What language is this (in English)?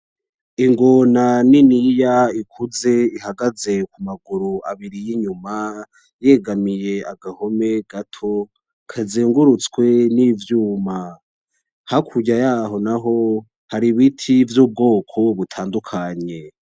Rundi